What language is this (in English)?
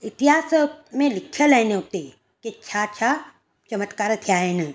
Sindhi